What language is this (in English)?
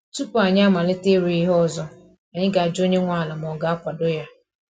Igbo